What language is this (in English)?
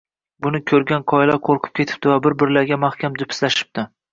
Uzbek